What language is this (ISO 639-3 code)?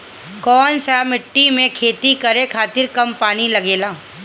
bho